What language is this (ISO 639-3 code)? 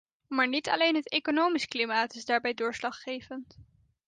nld